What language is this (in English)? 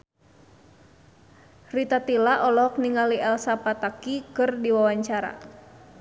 Sundanese